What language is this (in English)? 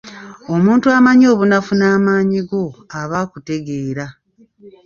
Ganda